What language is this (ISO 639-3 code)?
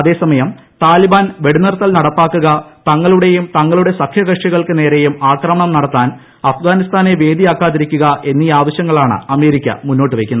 mal